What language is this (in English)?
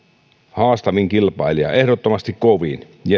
Finnish